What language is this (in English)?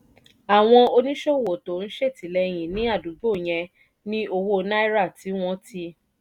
Yoruba